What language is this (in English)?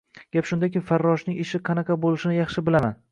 Uzbek